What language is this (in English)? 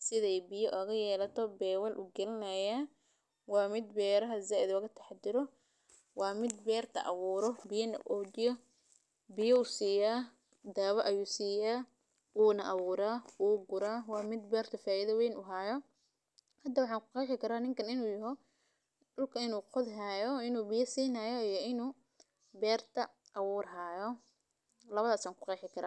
Somali